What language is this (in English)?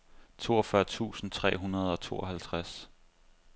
Danish